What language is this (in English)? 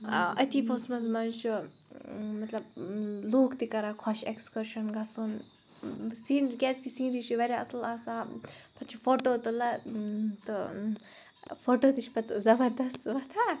Kashmiri